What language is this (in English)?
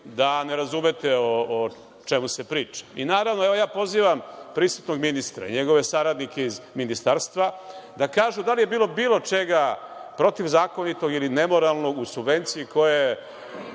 Serbian